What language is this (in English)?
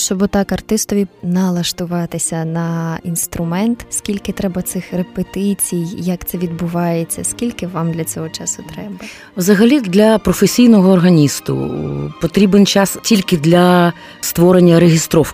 Ukrainian